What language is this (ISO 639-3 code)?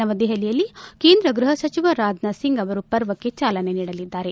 kan